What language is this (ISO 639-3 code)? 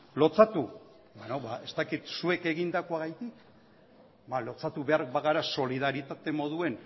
eus